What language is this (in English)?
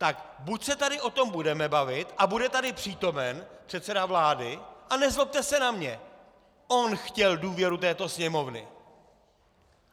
Czech